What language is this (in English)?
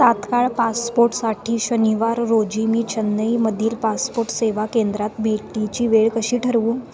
Marathi